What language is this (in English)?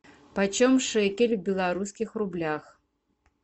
Russian